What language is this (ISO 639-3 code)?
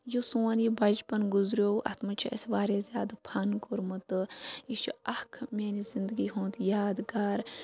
kas